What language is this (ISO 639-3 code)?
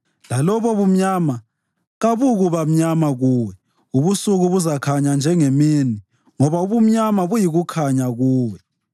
nde